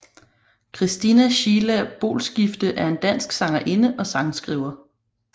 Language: Danish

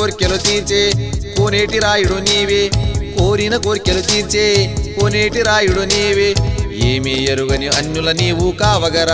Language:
Telugu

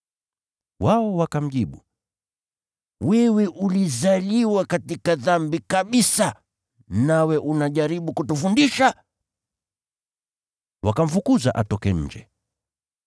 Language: Swahili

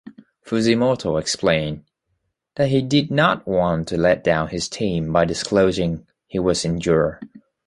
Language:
English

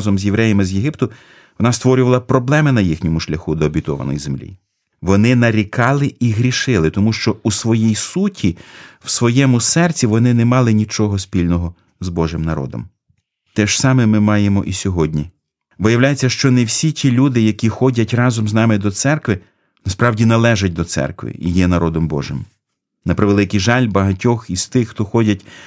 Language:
Ukrainian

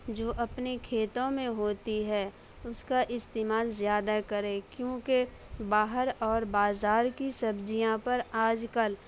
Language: Urdu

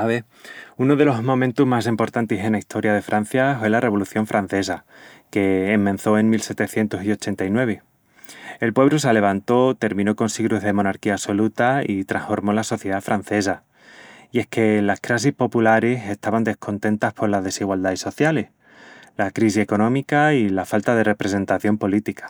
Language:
Extremaduran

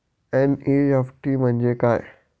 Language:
Marathi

